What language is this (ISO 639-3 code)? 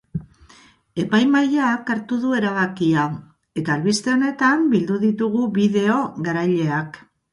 eus